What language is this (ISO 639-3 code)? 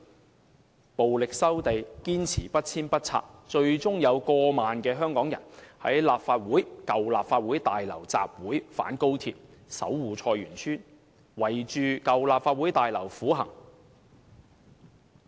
yue